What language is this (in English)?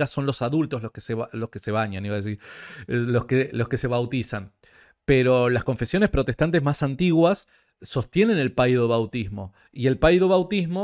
Spanish